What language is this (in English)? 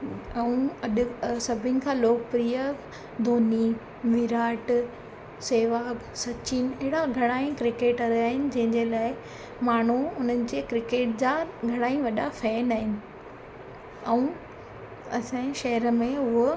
Sindhi